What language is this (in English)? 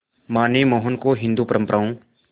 Hindi